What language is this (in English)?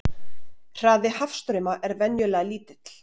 Icelandic